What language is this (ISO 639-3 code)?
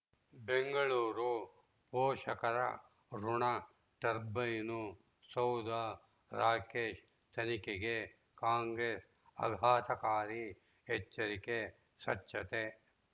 kan